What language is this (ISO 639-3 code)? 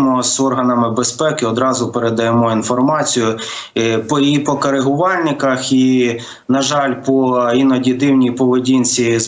ukr